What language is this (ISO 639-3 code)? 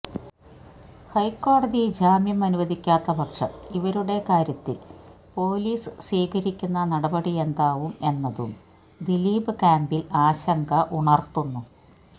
mal